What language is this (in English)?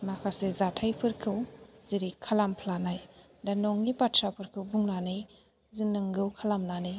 Bodo